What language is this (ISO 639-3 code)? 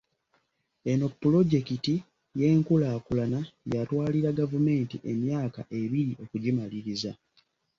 lug